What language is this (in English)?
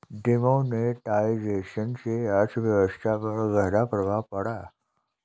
Hindi